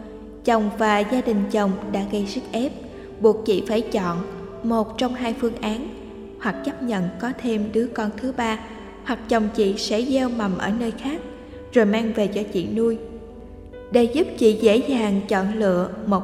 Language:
Vietnamese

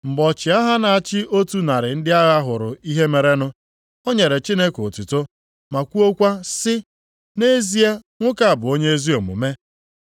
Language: Igbo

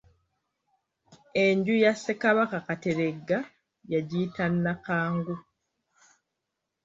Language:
Ganda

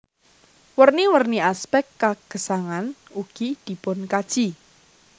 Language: Javanese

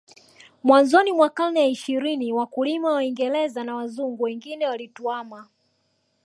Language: Swahili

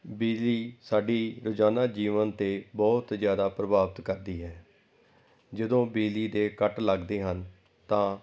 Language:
Punjabi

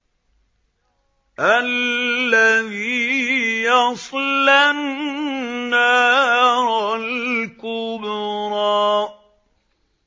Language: Arabic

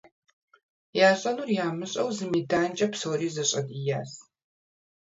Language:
Kabardian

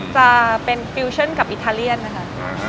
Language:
Thai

